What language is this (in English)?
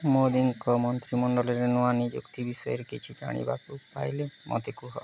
Odia